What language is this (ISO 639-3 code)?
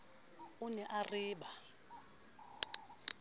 sot